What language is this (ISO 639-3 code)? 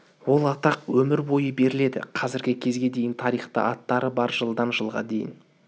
kaz